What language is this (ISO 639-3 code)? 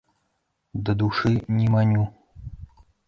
bel